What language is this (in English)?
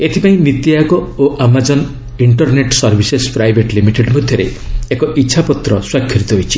Odia